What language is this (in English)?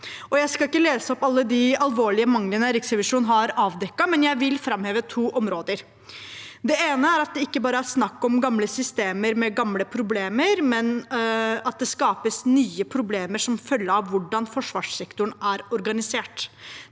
Norwegian